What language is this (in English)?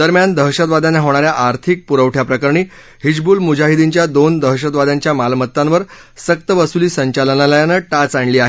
Marathi